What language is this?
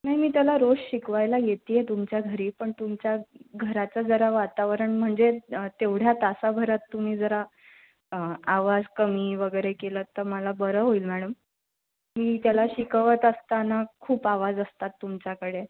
Marathi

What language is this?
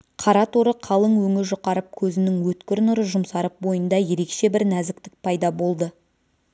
Kazakh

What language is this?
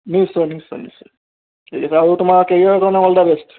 Assamese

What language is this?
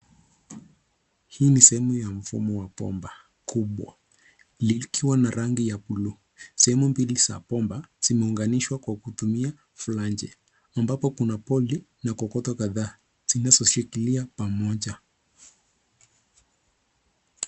Swahili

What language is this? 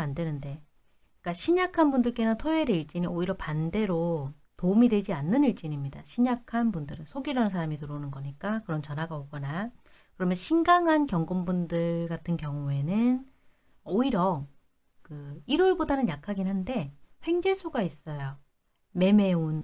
Korean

